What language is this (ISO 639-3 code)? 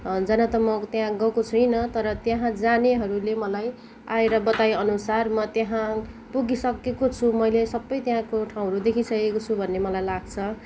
nep